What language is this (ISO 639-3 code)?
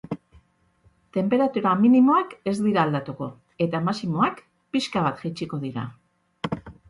eus